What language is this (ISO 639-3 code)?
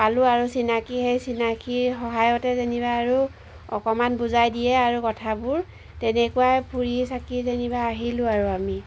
asm